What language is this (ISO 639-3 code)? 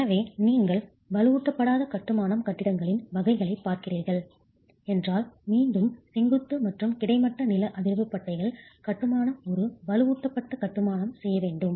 tam